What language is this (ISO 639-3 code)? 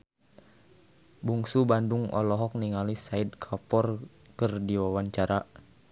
sun